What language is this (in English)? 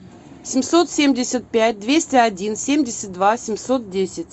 Russian